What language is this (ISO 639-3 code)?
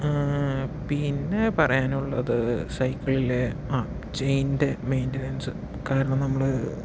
mal